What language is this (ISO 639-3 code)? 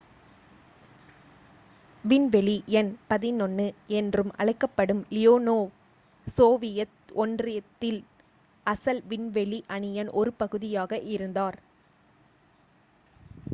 tam